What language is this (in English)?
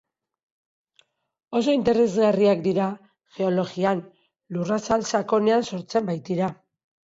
Basque